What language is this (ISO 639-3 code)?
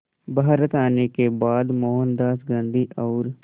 hin